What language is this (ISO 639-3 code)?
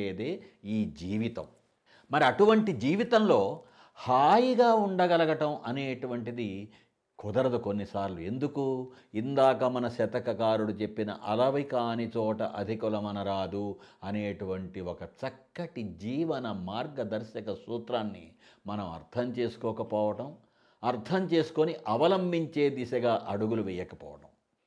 tel